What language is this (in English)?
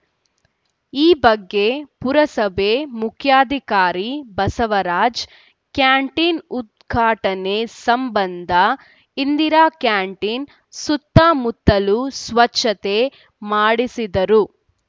Kannada